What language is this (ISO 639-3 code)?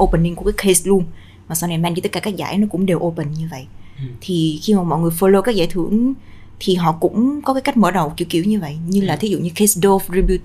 vie